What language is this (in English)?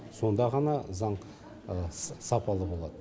Kazakh